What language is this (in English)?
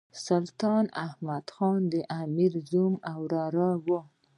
Pashto